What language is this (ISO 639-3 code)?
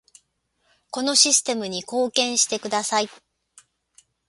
jpn